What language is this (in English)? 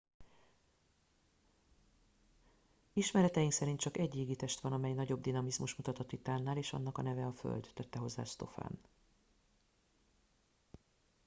Hungarian